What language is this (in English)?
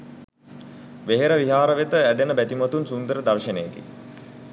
Sinhala